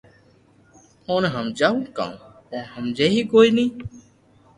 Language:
Loarki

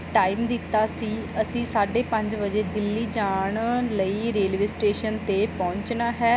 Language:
Punjabi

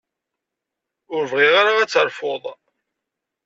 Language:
Kabyle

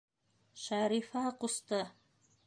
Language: Bashkir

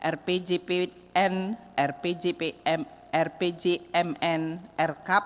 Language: Indonesian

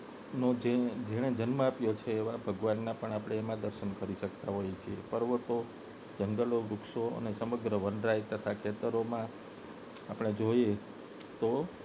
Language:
Gujarati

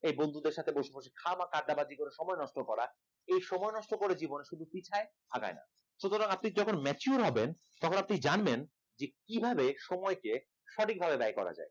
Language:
Bangla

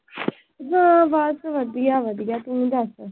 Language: Punjabi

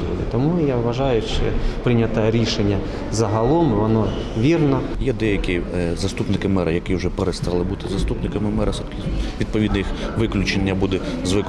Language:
Ukrainian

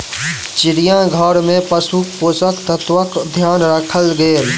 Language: Maithili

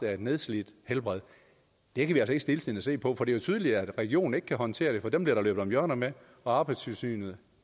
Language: Danish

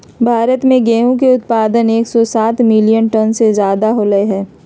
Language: Magahi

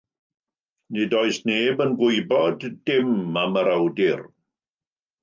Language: Welsh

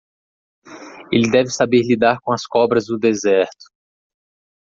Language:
Portuguese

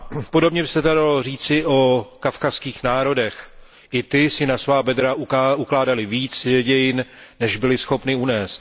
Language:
Czech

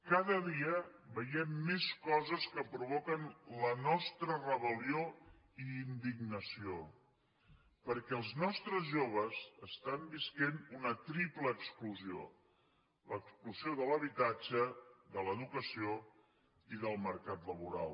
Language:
Catalan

